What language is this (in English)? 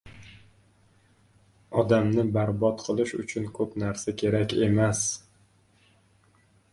Uzbek